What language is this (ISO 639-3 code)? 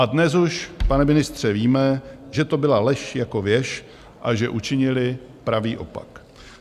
ces